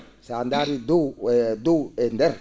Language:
Fula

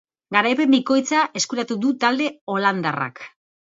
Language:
Basque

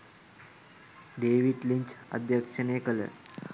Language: Sinhala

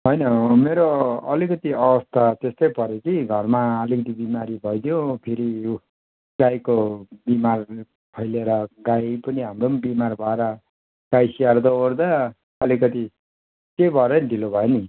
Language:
Nepali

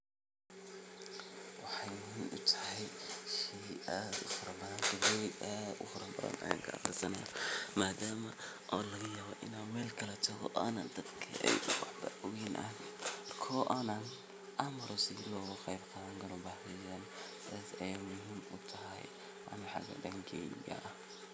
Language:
Somali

